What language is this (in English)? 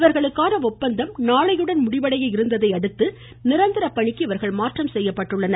Tamil